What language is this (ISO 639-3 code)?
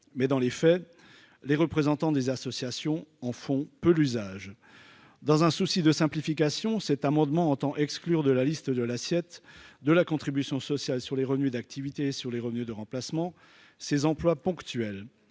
fra